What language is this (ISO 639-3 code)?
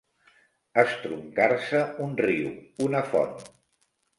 cat